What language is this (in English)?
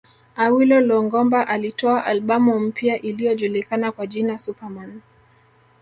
Swahili